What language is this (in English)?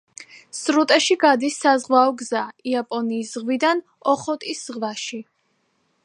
Georgian